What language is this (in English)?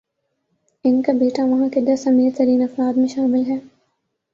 Urdu